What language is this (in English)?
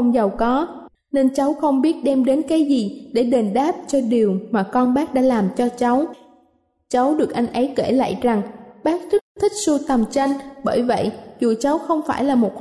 Vietnamese